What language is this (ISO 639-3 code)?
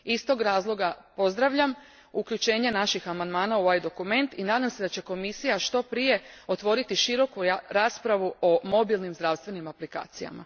hrv